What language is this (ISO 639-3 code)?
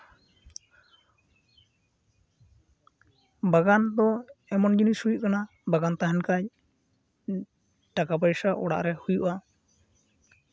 sat